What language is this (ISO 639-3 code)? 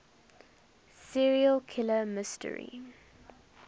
eng